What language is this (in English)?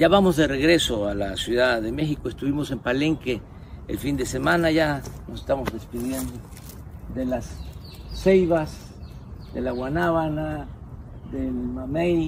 Spanish